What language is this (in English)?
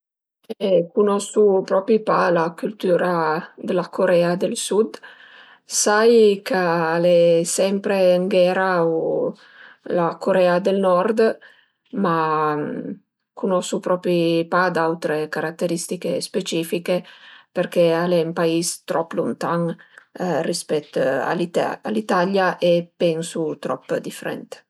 Piedmontese